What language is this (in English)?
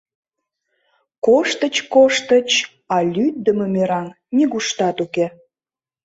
Mari